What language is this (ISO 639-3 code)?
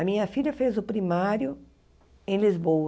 por